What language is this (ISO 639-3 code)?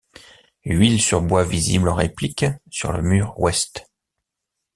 fra